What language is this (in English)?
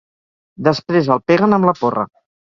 Catalan